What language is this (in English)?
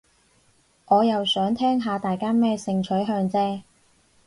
Cantonese